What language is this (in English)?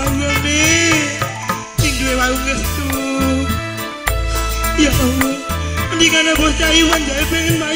Indonesian